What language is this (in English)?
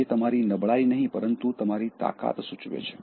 Gujarati